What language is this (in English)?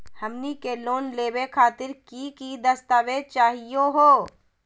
Magahi